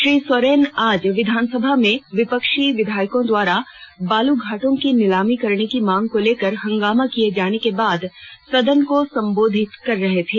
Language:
Hindi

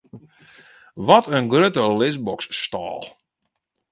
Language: Western Frisian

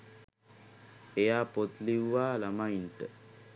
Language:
Sinhala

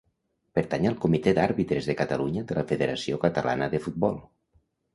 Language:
Catalan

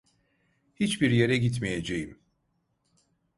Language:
Turkish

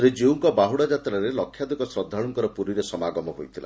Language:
Odia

